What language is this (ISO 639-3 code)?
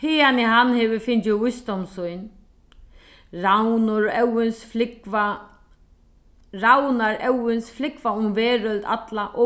fao